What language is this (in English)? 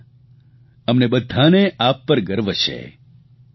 Gujarati